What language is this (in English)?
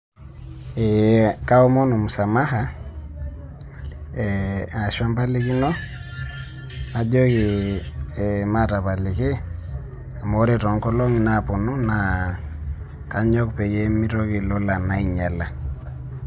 Masai